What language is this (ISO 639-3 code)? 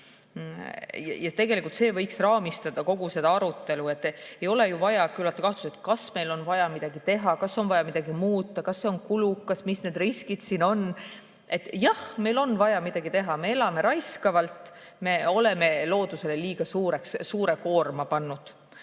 est